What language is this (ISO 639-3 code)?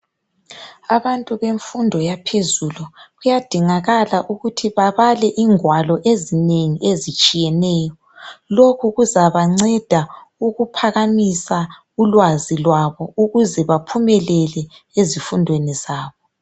nde